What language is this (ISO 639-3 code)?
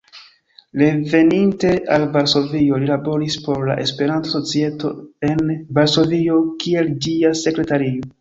epo